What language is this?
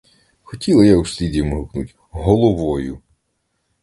Ukrainian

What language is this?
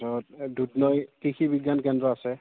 Assamese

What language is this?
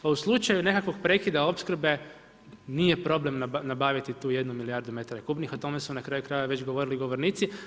Croatian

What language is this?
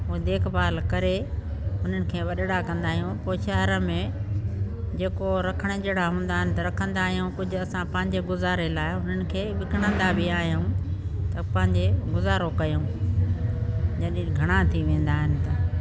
Sindhi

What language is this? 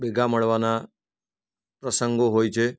Gujarati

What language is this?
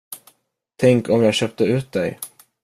Swedish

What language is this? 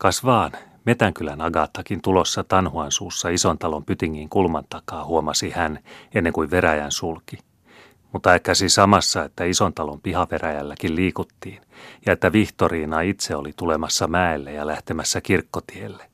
Finnish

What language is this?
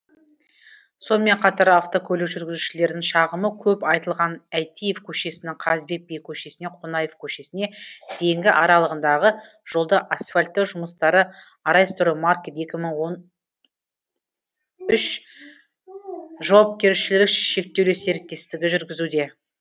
Kazakh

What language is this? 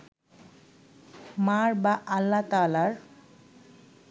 Bangla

